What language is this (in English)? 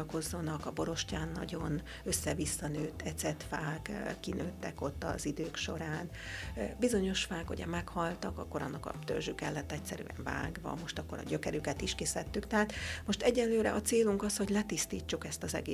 Hungarian